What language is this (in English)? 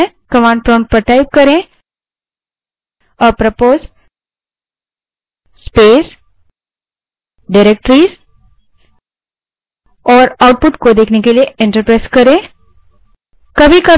Hindi